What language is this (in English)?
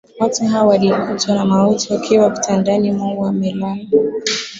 Swahili